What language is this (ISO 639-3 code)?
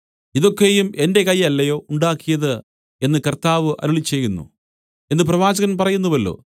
mal